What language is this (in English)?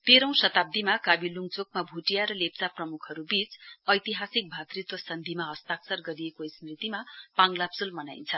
Nepali